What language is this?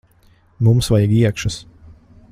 Latvian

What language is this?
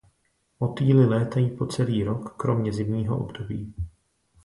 Czech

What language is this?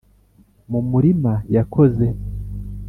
Kinyarwanda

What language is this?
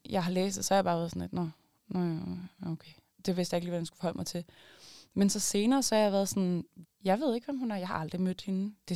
Danish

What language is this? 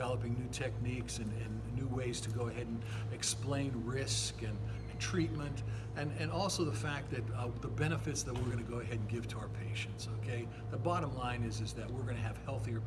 English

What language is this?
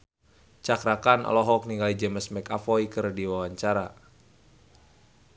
Sundanese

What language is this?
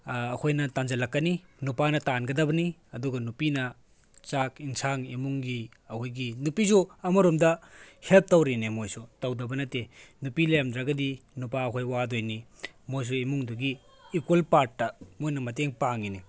Manipuri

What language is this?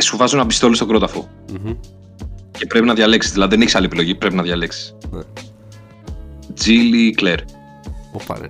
Greek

